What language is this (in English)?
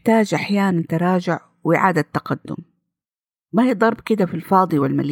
Arabic